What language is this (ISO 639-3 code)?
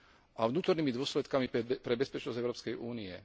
slk